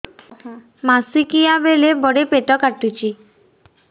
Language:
Odia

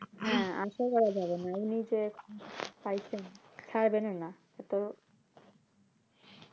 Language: Bangla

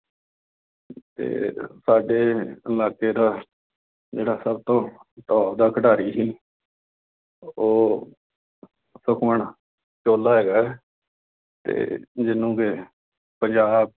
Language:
Punjabi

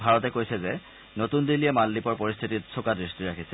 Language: Assamese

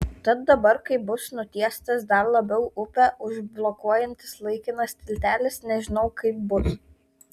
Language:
Lithuanian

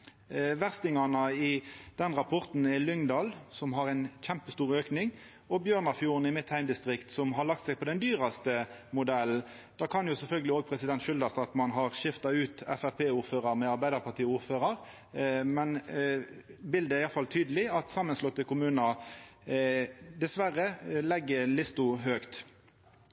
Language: Norwegian Nynorsk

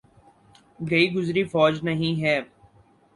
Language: Urdu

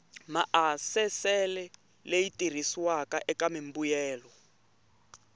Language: Tsonga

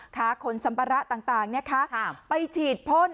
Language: Thai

